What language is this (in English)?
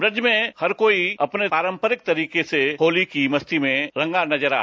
Hindi